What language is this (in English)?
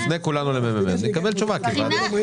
Hebrew